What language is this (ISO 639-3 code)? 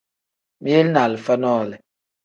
kdh